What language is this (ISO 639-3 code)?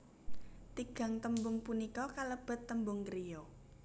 jav